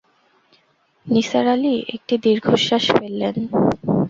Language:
Bangla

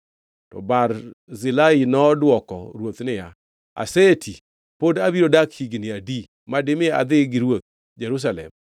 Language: Luo (Kenya and Tanzania)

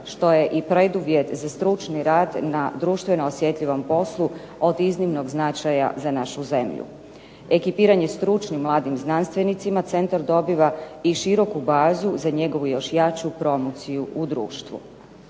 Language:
Croatian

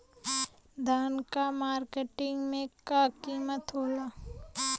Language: Bhojpuri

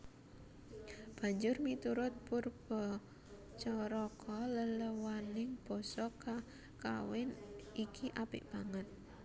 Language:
Javanese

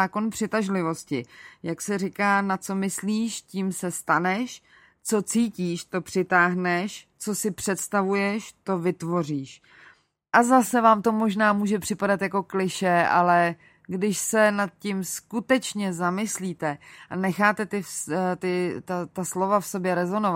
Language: Czech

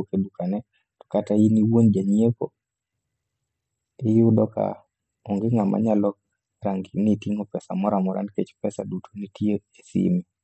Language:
Luo (Kenya and Tanzania)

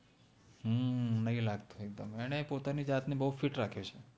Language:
Gujarati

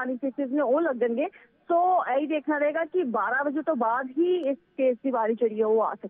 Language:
Hindi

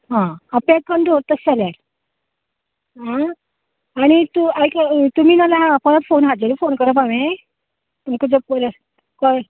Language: Konkani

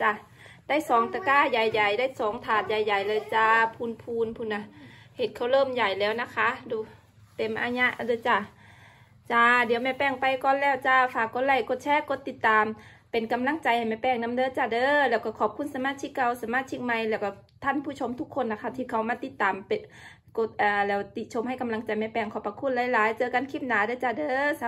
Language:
Thai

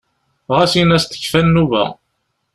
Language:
Kabyle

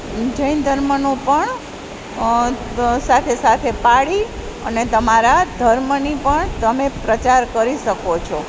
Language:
Gujarati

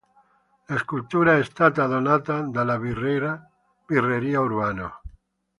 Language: Italian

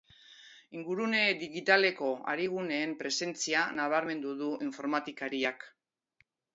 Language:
Basque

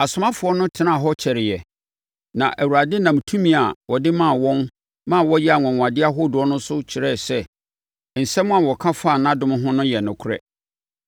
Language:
Akan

